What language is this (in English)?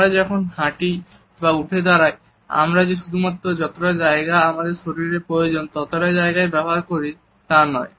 Bangla